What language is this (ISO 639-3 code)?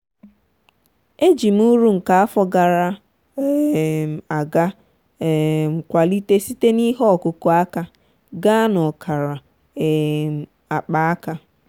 ibo